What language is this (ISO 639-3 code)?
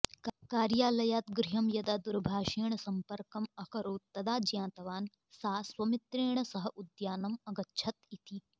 san